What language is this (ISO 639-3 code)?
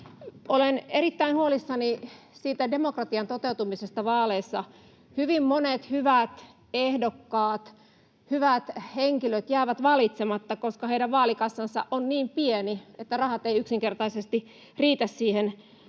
fin